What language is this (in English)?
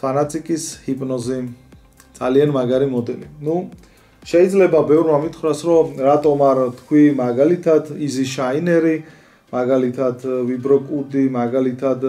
Romanian